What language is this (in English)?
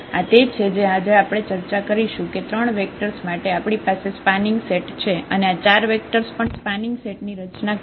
Gujarati